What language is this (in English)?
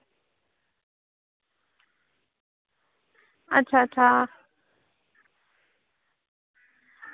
Dogri